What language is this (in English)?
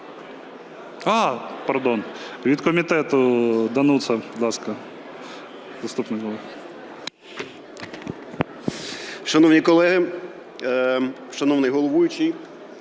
Ukrainian